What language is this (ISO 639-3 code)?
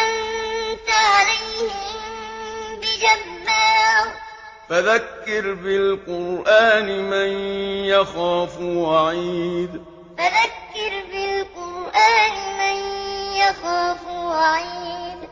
ara